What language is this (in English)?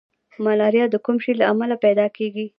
Pashto